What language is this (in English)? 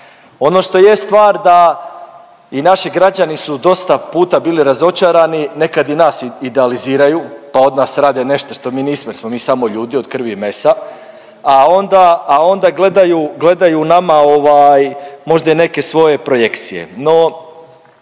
Croatian